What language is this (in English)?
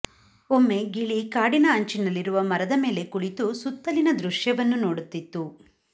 Kannada